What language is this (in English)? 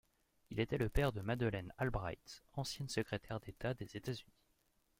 French